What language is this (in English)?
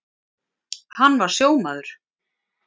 Icelandic